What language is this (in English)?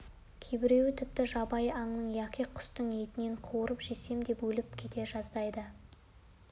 Kazakh